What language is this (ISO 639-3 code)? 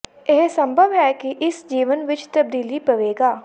pan